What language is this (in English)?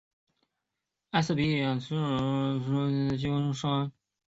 Chinese